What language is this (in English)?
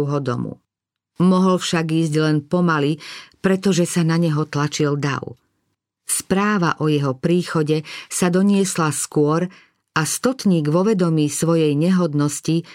Slovak